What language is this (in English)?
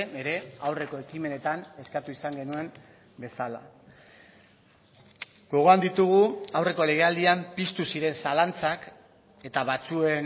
Basque